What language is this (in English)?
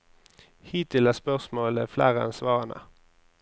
Norwegian